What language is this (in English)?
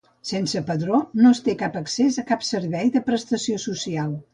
Catalan